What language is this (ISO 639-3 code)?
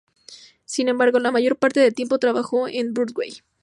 spa